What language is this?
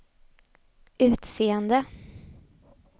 Swedish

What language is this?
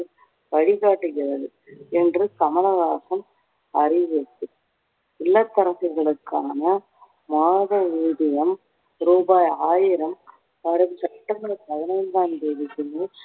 Tamil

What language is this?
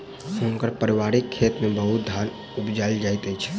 Maithili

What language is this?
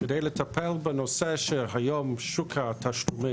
Hebrew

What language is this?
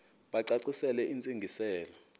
Xhosa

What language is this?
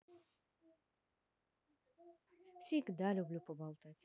Russian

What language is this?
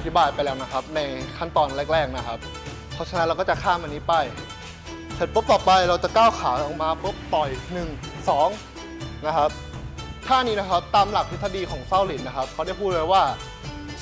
Thai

